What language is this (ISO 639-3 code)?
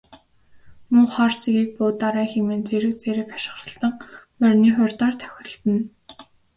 mon